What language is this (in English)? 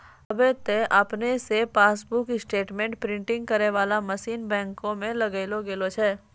Maithili